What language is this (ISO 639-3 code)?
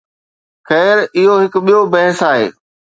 snd